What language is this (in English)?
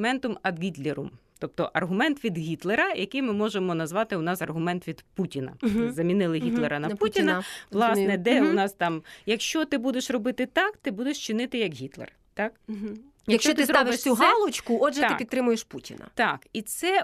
Ukrainian